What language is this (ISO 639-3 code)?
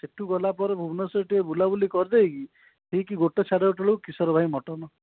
ori